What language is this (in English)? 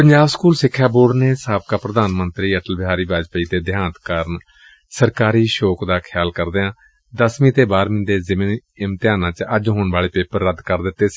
Punjabi